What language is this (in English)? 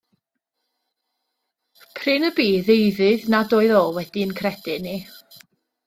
Welsh